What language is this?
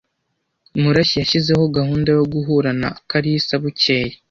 Kinyarwanda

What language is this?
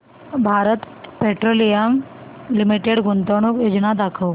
Marathi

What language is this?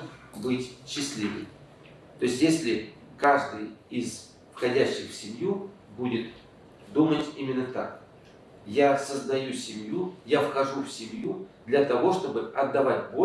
Russian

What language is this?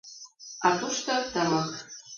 Mari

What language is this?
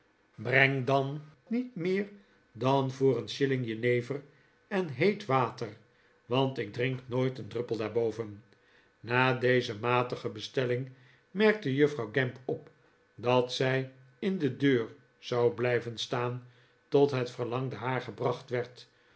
Dutch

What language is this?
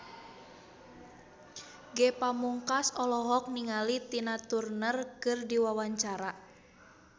Sundanese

